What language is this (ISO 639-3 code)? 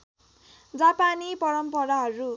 nep